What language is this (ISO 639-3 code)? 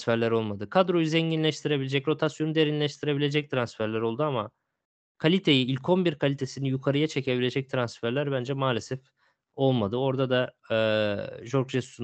tur